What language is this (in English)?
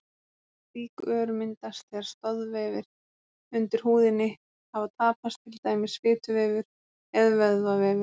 Icelandic